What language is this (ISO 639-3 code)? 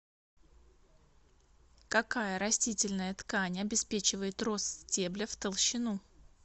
rus